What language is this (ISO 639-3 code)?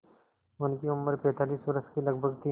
hin